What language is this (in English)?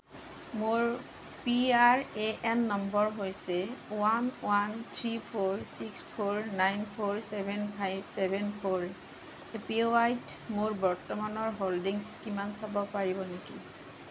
Assamese